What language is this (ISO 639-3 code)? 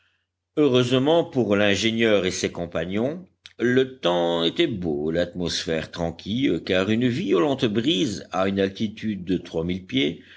fra